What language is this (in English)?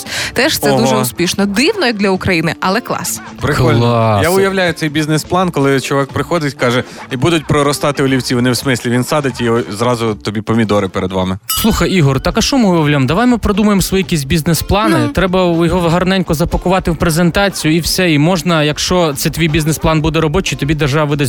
Ukrainian